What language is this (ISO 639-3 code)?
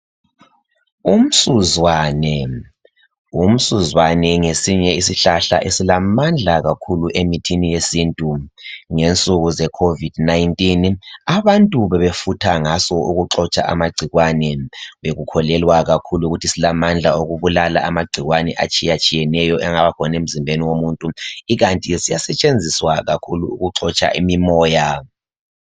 nde